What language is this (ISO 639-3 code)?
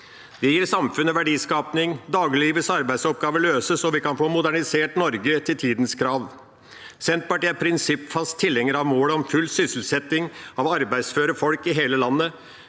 nor